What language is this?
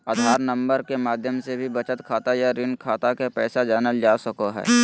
Magahi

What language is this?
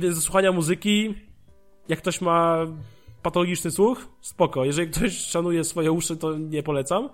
Polish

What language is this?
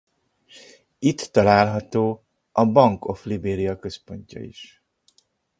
Hungarian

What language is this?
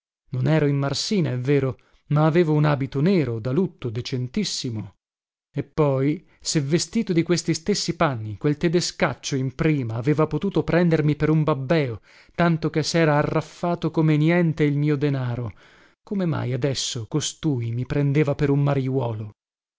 Italian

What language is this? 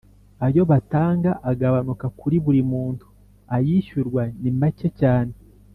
Kinyarwanda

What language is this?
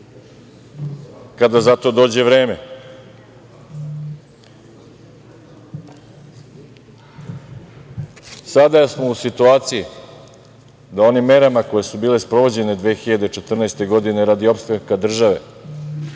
Serbian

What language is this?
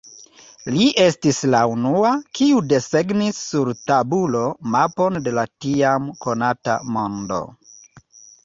Esperanto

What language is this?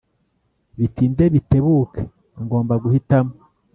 Kinyarwanda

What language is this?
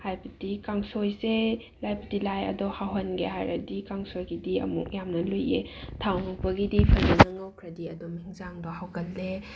Manipuri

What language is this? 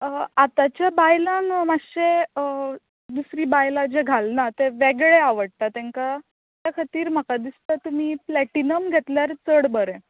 Konkani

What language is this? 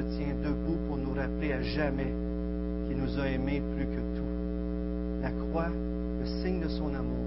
French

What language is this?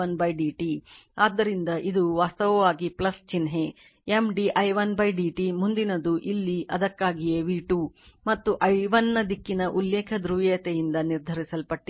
Kannada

